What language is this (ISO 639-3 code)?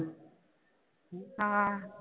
pan